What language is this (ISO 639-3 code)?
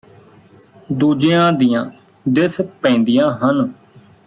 pan